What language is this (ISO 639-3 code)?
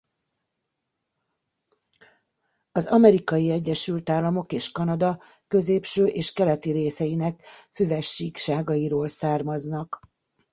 hun